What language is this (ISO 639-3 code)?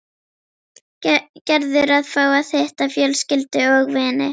isl